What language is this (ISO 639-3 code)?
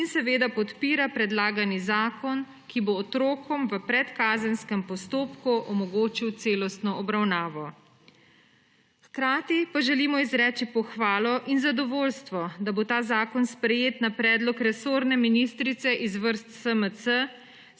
slv